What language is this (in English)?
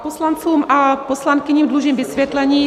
Czech